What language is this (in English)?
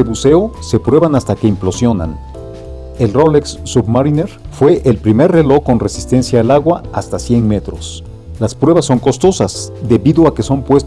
Spanish